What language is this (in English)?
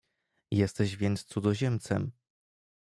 Polish